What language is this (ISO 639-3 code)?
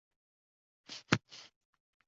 uzb